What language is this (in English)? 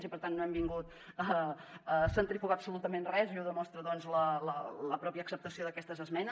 Catalan